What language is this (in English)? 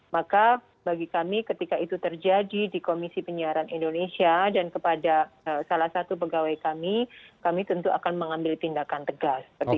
Indonesian